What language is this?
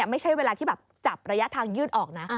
Thai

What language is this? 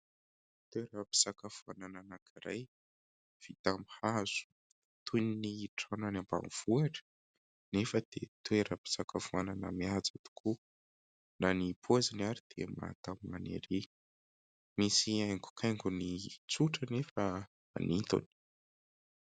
Malagasy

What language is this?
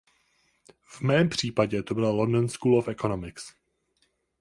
Czech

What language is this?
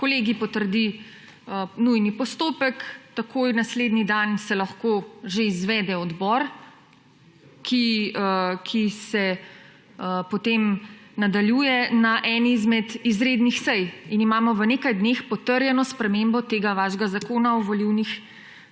Slovenian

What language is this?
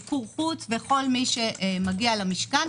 Hebrew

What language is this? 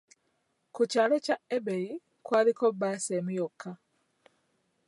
Ganda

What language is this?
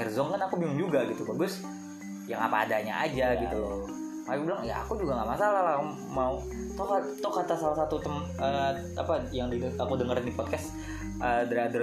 Indonesian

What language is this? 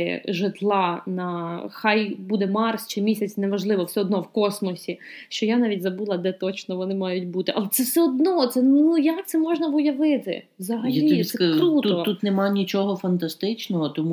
Ukrainian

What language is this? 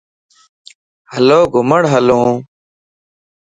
Lasi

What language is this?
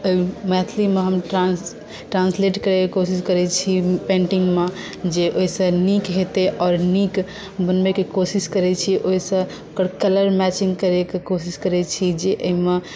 Maithili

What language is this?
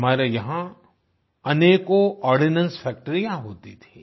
Hindi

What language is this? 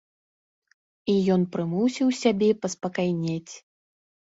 Belarusian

